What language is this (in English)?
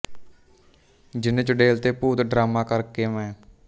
Punjabi